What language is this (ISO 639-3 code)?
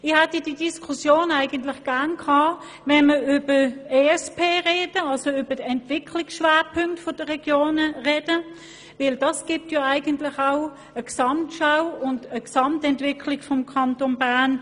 gsw